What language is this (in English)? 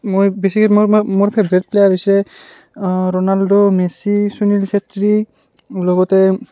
Assamese